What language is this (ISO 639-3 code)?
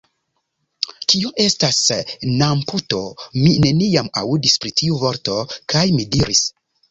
epo